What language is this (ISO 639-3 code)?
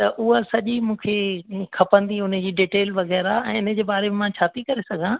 snd